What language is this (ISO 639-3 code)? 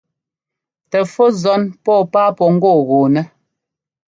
jgo